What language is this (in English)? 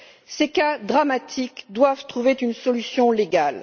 French